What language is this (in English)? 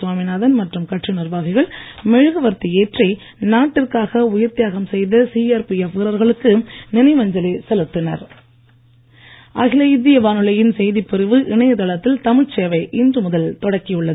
Tamil